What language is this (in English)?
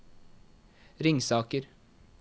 Norwegian